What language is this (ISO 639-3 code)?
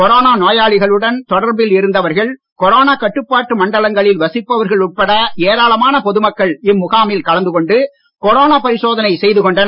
tam